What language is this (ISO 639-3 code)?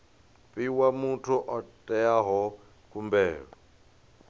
ven